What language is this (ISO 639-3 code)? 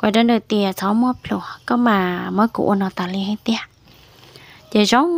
vie